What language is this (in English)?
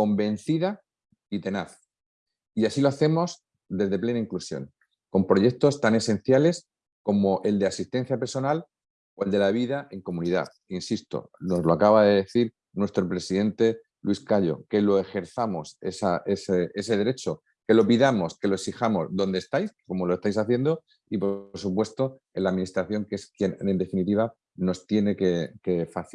Spanish